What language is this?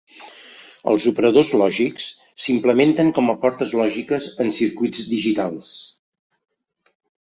Catalan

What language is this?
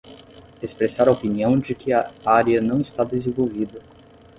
Portuguese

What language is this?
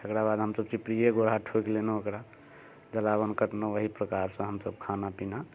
Maithili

